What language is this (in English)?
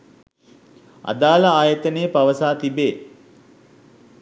Sinhala